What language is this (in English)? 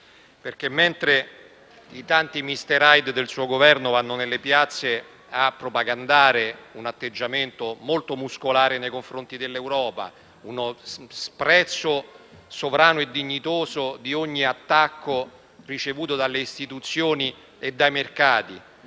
Italian